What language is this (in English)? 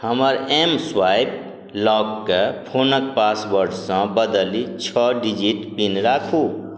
Maithili